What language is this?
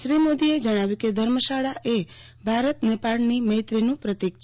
Gujarati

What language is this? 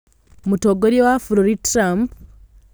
Kikuyu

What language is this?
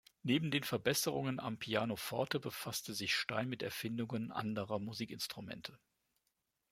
German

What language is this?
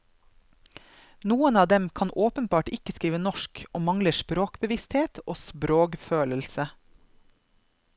Norwegian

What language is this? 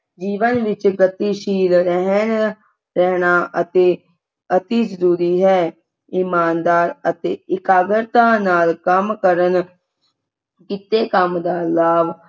Punjabi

